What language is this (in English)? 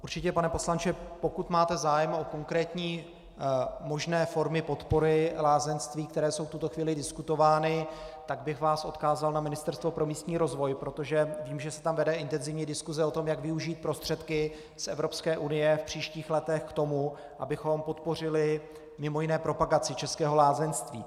Czech